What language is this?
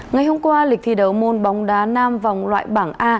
Vietnamese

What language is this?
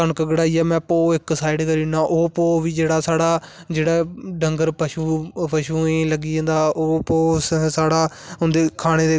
Dogri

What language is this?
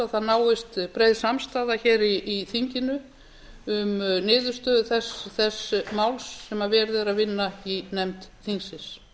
Icelandic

